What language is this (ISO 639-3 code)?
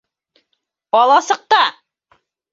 bak